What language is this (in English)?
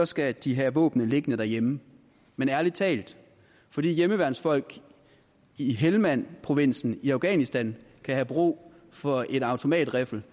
Danish